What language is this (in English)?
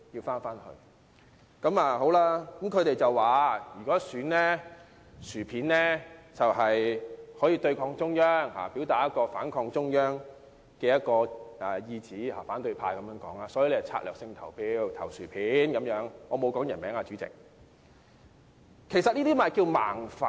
Cantonese